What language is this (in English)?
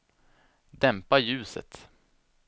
Swedish